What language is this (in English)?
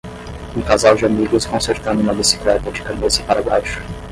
Portuguese